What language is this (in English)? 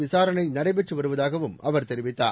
Tamil